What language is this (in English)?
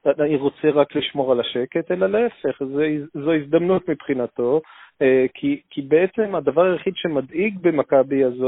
Hebrew